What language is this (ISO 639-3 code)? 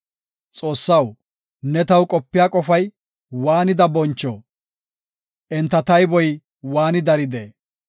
gof